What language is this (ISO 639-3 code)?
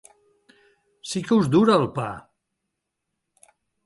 cat